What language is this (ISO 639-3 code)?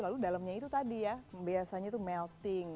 ind